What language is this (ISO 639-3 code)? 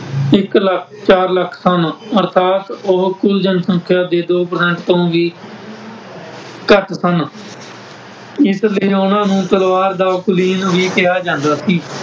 pan